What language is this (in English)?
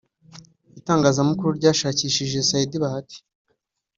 Kinyarwanda